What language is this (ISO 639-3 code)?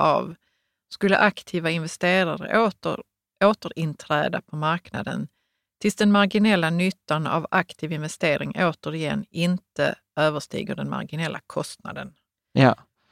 swe